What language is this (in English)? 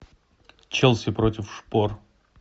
Russian